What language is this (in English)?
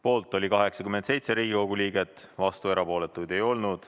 Estonian